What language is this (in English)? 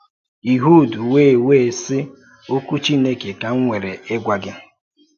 Igbo